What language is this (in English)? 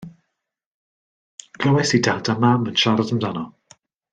Welsh